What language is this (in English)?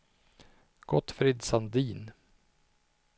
Swedish